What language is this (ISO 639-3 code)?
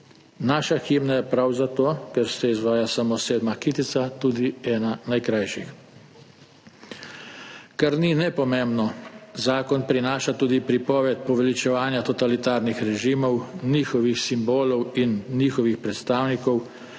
slv